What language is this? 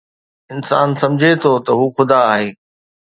Sindhi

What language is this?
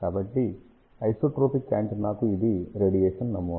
Telugu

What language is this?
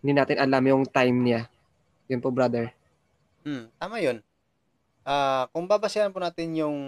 Filipino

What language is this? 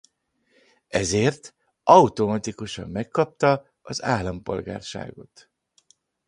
Hungarian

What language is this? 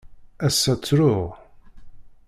Kabyle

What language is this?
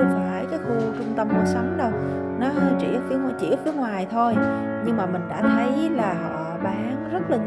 Vietnamese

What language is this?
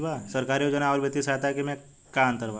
Bhojpuri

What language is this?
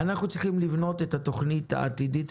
Hebrew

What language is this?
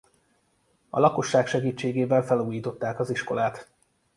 Hungarian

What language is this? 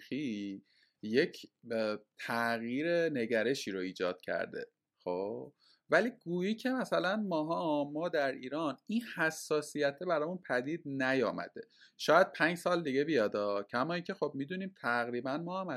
Persian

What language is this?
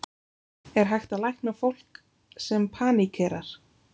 Icelandic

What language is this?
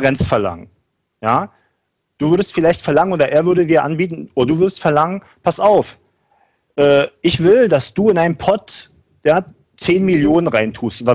German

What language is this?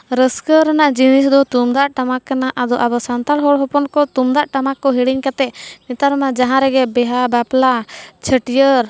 Santali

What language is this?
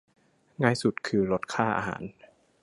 Thai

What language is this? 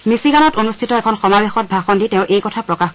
Assamese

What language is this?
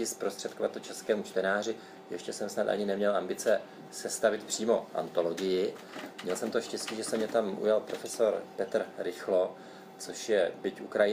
Czech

